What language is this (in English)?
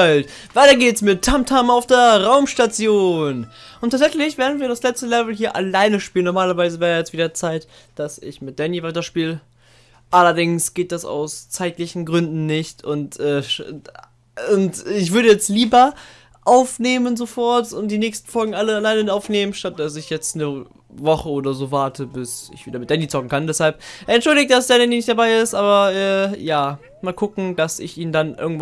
German